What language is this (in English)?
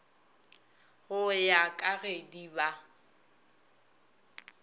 Northern Sotho